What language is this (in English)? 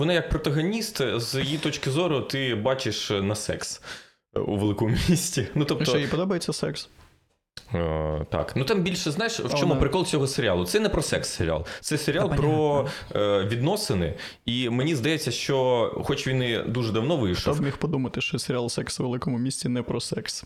Ukrainian